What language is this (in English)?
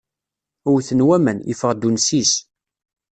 Kabyle